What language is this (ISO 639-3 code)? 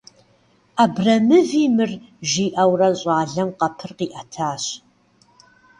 kbd